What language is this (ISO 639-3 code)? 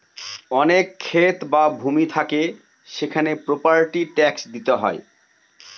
ben